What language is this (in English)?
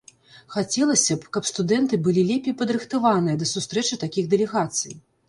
Belarusian